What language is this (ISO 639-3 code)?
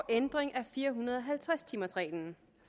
dan